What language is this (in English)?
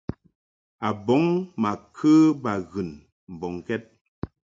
Mungaka